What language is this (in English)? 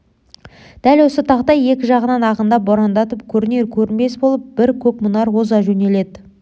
Kazakh